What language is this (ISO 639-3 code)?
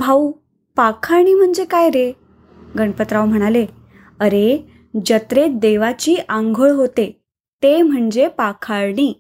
mar